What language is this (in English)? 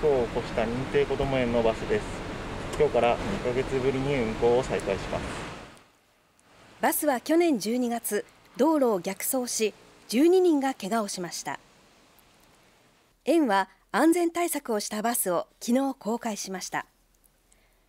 Japanese